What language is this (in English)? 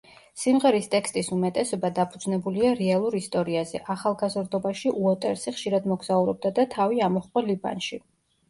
Georgian